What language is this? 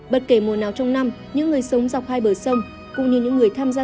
Vietnamese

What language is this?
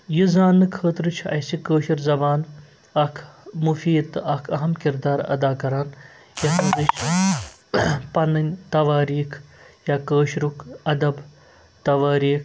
Kashmiri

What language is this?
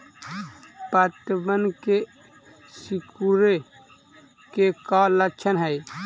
Magahi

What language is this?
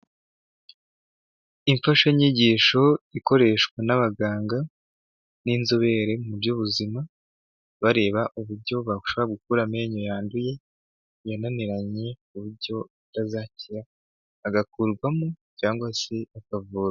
Kinyarwanda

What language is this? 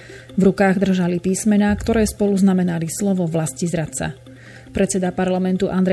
Slovak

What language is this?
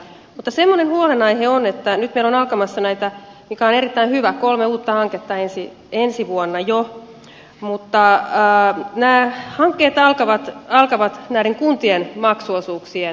Finnish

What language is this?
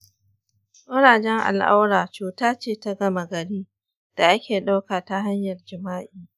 Hausa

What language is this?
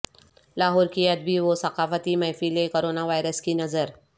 Urdu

